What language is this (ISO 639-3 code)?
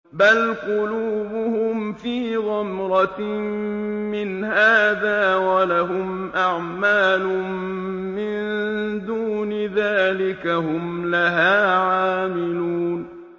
ara